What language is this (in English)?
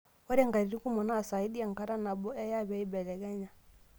Masai